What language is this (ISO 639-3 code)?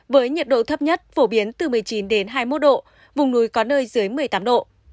vie